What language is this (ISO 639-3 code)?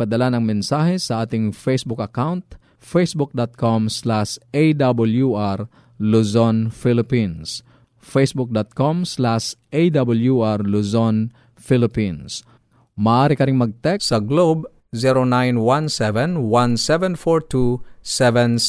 fil